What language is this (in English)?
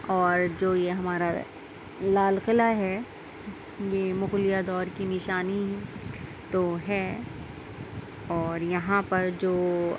Urdu